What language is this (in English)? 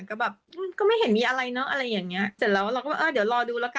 Thai